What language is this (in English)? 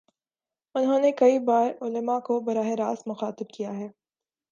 Urdu